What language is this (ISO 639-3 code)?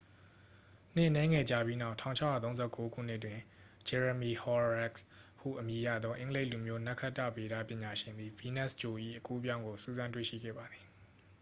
mya